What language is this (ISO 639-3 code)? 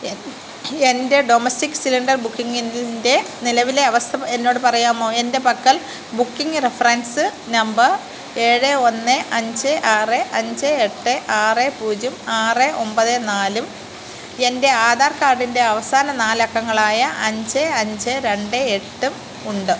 mal